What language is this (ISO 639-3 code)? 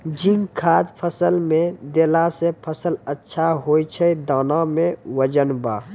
mai